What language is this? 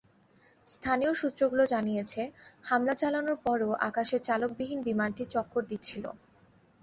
Bangla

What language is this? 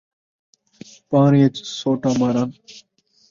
Saraiki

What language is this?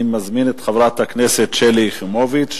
Hebrew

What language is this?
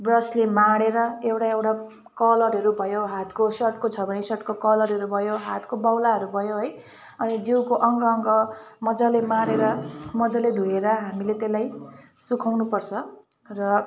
Nepali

